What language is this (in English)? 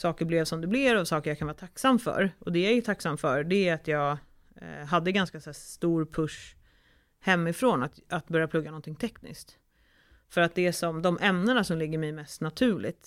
Swedish